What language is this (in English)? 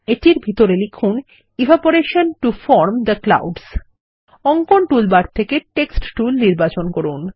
Bangla